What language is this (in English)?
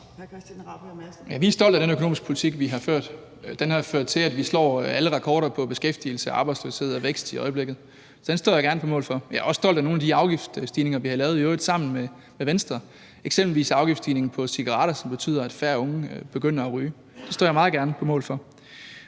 Danish